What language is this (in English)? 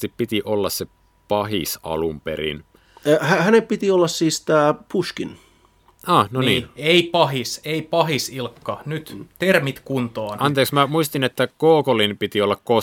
Finnish